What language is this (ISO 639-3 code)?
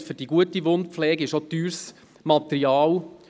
gsw